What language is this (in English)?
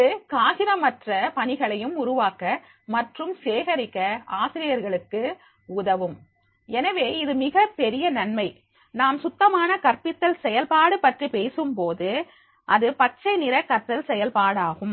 Tamil